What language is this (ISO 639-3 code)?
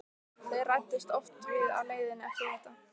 isl